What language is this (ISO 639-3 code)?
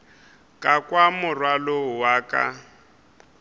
nso